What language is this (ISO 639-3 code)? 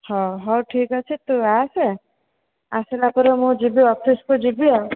ori